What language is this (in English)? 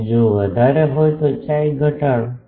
Gujarati